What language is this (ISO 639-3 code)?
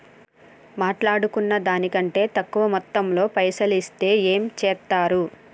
tel